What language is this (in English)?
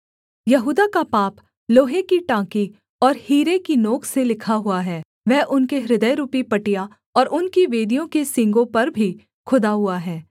Hindi